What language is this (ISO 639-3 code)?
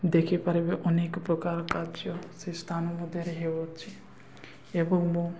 ori